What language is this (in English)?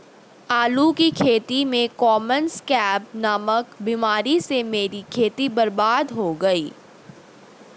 Hindi